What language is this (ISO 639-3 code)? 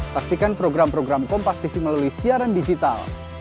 ind